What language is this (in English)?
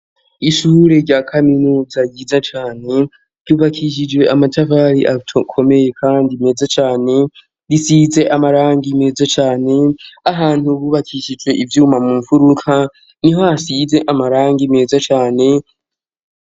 Rundi